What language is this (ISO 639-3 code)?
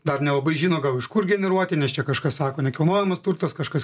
lit